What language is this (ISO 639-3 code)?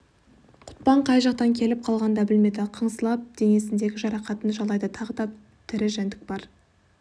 kaz